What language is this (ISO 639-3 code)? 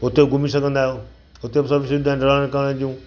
snd